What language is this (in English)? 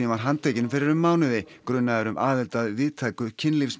Icelandic